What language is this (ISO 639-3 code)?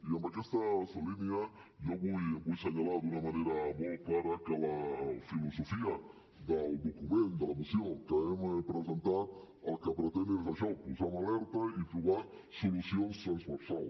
cat